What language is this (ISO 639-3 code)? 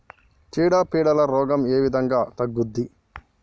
tel